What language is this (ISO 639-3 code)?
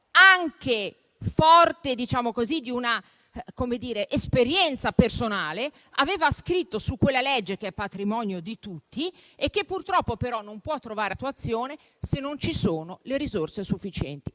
ita